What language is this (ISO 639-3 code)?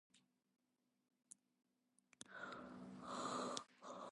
eng